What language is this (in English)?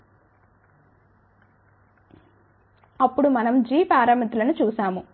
Telugu